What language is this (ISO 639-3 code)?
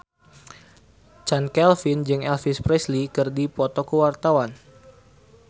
sun